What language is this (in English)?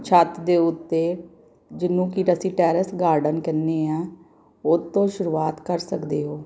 Punjabi